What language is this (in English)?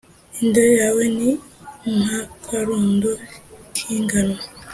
Kinyarwanda